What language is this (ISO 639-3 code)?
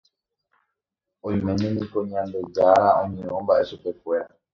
grn